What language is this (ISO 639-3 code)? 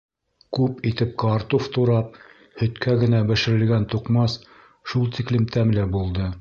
bak